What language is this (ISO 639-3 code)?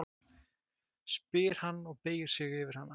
isl